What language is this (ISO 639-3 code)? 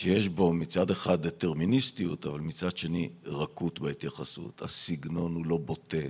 heb